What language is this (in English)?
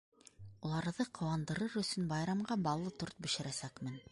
Bashkir